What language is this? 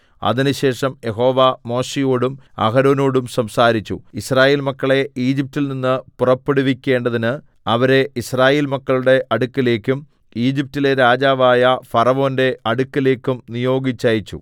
Malayalam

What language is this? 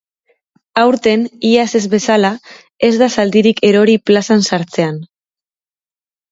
Basque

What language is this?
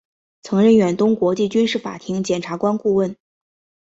Chinese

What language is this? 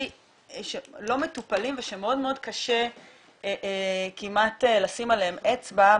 Hebrew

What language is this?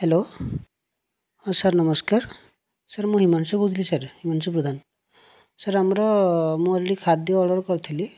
Odia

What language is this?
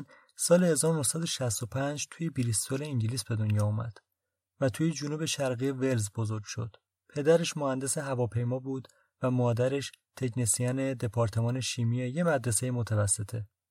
Persian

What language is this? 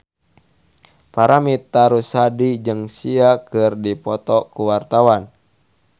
Sundanese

